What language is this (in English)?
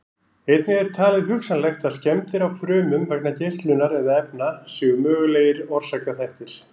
Icelandic